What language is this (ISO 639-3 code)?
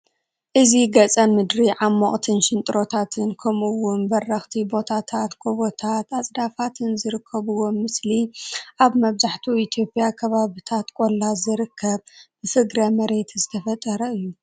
tir